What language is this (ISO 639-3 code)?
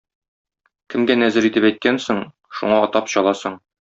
tat